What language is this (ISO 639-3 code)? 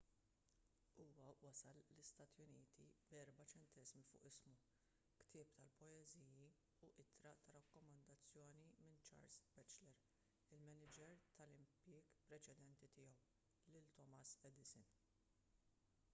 mlt